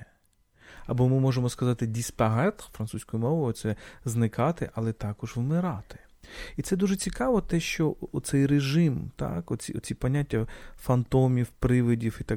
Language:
Ukrainian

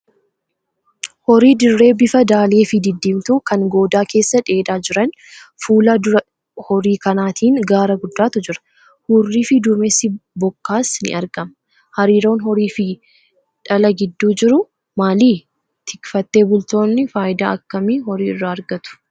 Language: Oromo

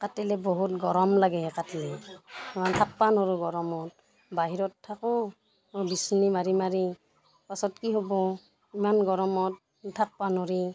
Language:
Assamese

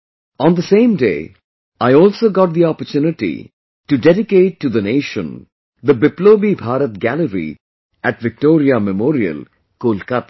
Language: English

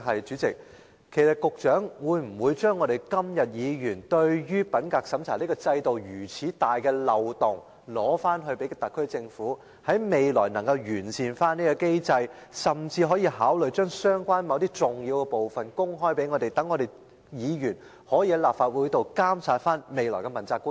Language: Cantonese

